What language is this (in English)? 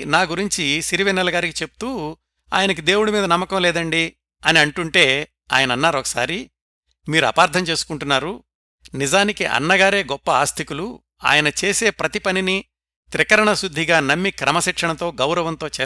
Telugu